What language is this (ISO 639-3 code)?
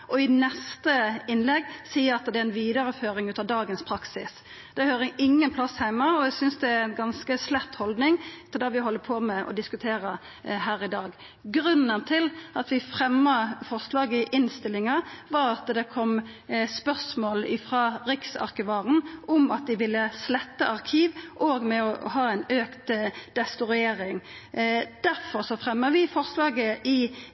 nno